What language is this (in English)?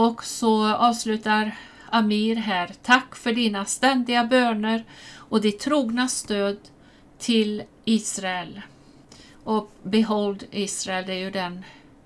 Swedish